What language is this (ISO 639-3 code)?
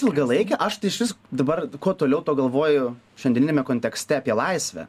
lit